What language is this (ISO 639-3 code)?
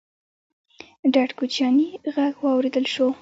pus